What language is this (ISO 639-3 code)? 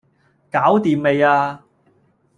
yue